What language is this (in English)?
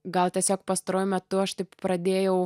Lithuanian